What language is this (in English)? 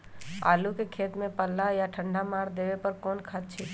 Magahi